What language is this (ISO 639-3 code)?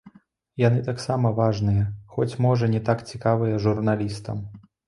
bel